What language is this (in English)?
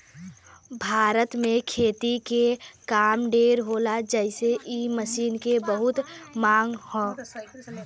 Bhojpuri